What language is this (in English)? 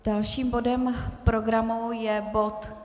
Czech